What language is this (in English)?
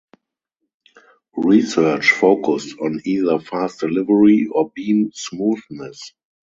English